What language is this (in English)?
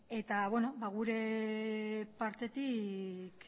Basque